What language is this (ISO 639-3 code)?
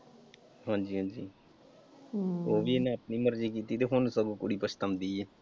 pan